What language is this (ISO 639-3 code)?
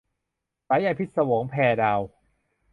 tha